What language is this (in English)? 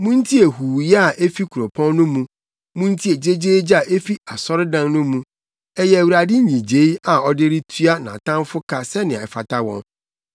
Akan